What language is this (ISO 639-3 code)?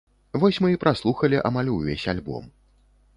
bel